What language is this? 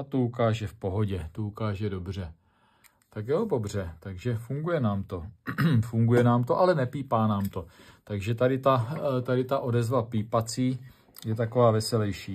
Czech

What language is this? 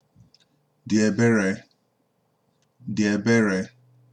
Igbo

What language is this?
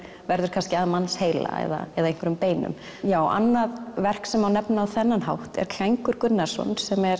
Icelandic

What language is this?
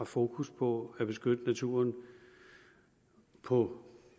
Danish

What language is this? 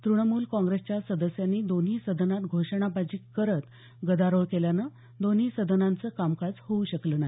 Marathi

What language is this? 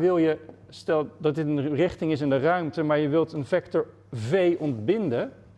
Dutch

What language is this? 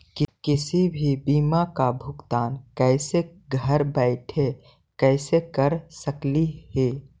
Magahi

